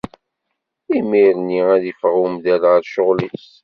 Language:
Kabyle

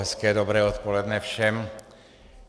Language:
Czech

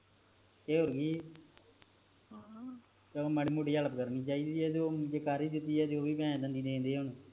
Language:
Punjabi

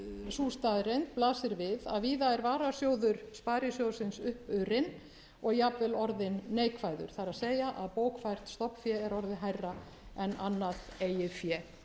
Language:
Icelandic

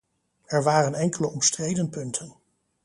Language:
Dutch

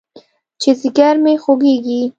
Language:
Pashto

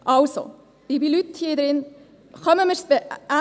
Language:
Swiss German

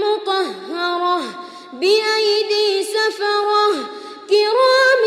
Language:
Arabic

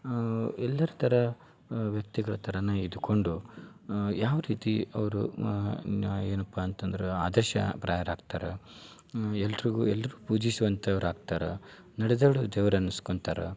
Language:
Kannada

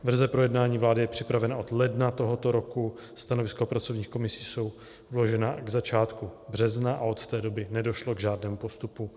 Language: Czech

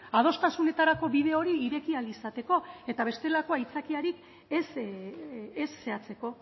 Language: Basque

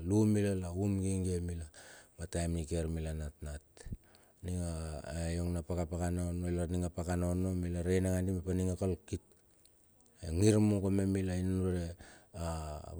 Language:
Bilur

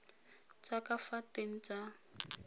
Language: Tswana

